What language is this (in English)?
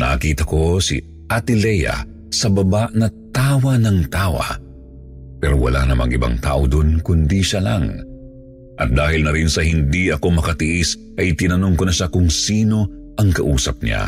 Filipino